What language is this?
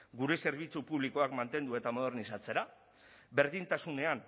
Basque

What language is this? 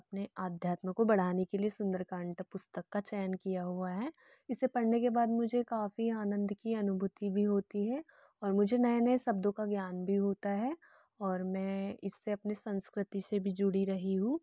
Hindi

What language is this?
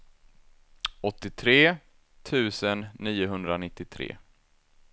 Swedish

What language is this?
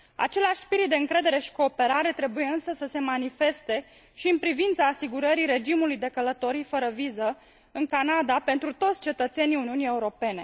Romanian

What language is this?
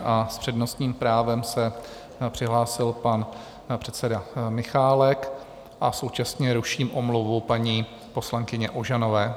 Czech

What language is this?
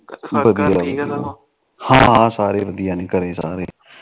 Punjabi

